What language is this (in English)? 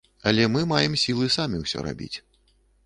Belarusian